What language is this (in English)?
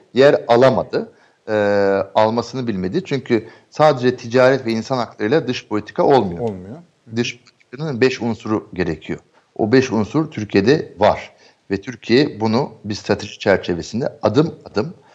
Turkish